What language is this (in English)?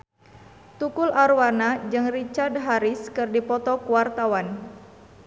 Sundanese